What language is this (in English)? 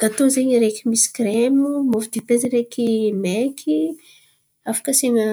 Antankarana Malagasy